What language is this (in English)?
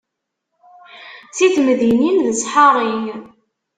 Kabyle